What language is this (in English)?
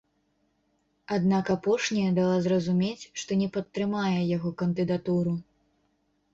Belarusian